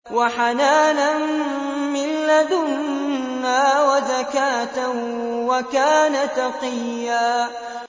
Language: Arabic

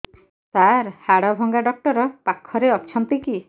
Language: Odia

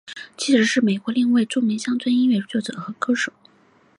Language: Chinese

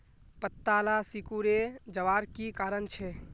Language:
Magahi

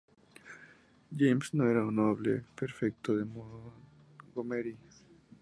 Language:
Spanish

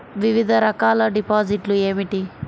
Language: Telugu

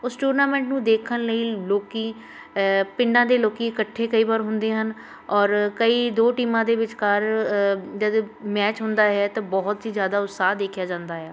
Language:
Punjabi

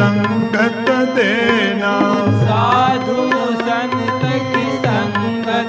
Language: Hindi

